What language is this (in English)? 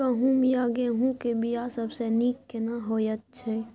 Maithili